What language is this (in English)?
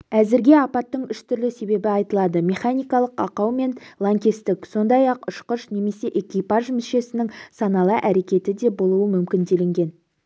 Kazakh